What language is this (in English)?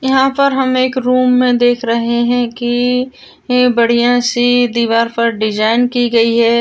Marwari